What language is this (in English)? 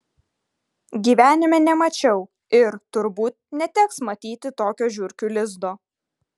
Lithuanian